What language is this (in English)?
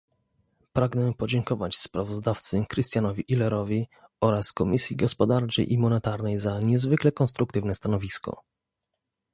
Polish